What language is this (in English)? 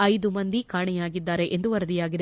Kannada